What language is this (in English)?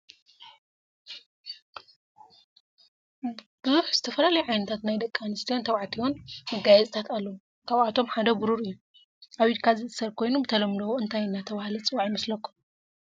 Tigrinya